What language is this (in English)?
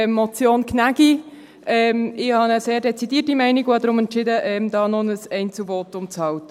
Swiss German